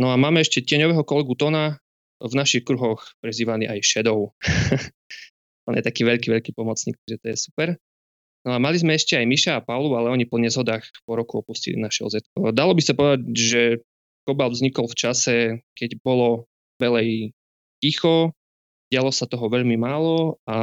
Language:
Slovak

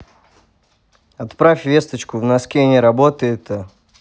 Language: Russian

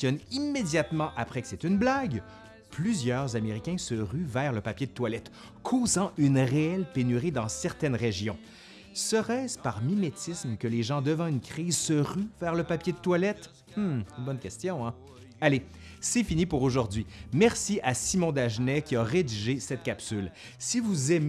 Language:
French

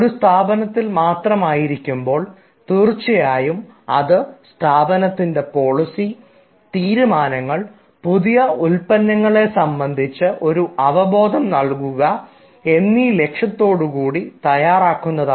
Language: Malayalam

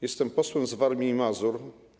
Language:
Polish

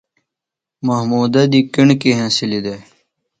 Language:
Phalura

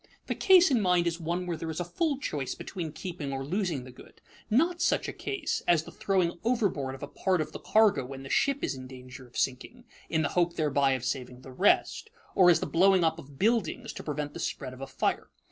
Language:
English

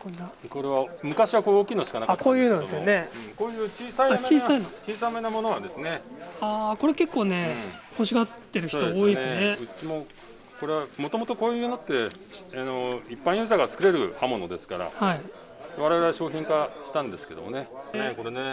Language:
Japanese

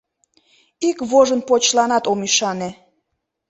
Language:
Mari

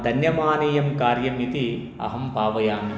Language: Sanskrit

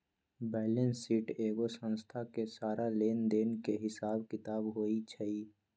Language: Magahi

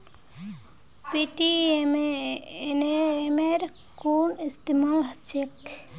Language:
Magahi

